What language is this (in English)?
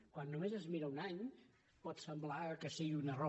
Catalan